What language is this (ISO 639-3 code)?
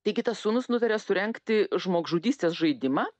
lit